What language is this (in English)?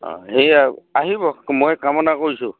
Assamese